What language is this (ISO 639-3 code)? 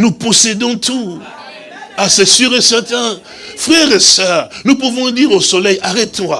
fra